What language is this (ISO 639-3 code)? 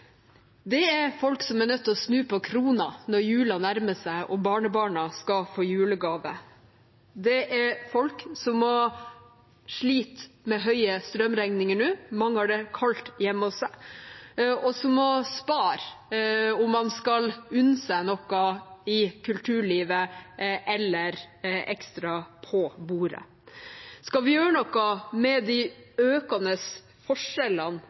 nob